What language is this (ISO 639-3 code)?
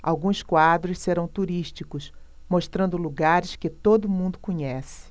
por